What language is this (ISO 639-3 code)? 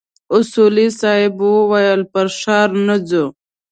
pus